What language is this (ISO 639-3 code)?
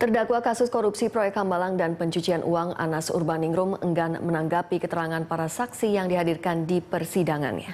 ind